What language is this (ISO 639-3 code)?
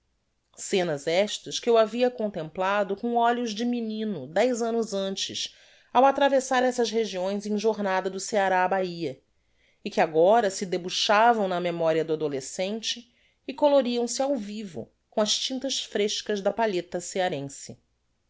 por